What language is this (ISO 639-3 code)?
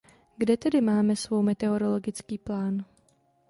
ces